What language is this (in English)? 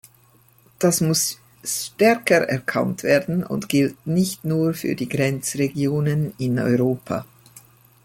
German